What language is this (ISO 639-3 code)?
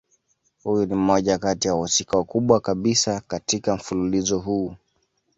swa